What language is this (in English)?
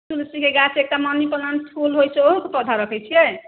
Maithili